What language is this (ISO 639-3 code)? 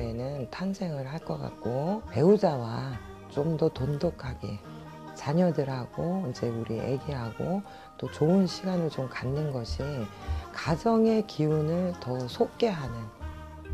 kor